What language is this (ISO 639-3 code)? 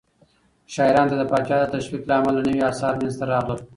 pus